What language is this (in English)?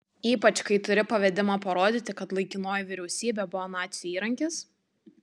Lithuanian